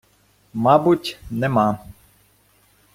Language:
Ukrainian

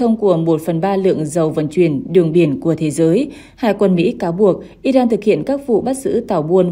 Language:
Vietnamese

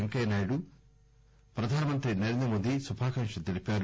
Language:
Telugu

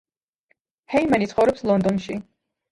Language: Georgian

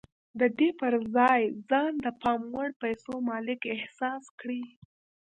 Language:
Pashto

